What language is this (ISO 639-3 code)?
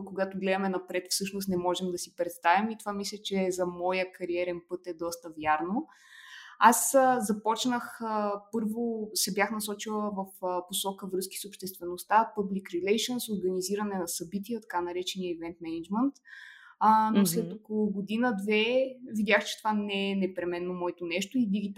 bul